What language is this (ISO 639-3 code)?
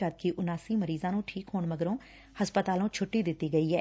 pan